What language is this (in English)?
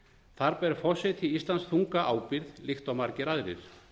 Icelandic